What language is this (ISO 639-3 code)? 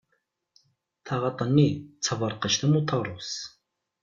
kab